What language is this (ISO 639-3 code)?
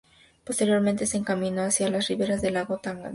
spa